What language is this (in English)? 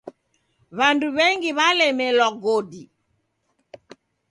Taita